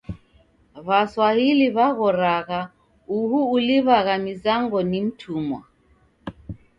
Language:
Taita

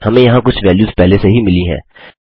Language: Hindi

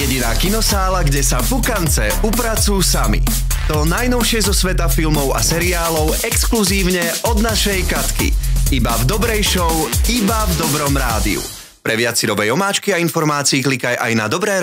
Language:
Slovak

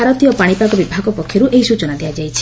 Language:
Odia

